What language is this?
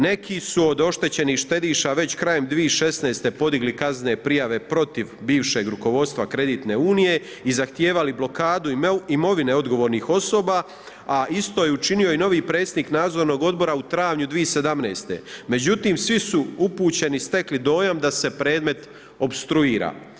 Croatian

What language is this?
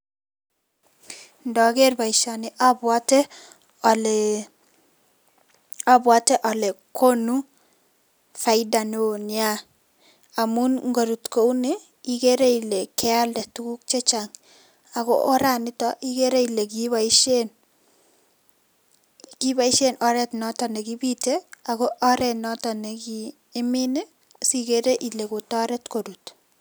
Kalenjin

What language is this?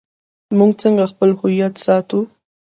Pashto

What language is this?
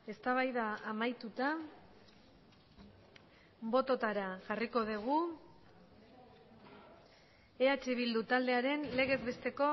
Basque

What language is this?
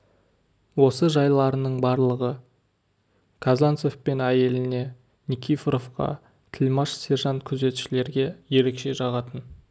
Kazakh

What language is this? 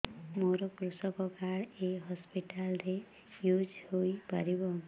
Odia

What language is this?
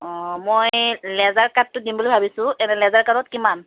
Assamese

